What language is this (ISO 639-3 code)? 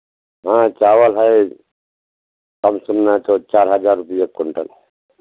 hin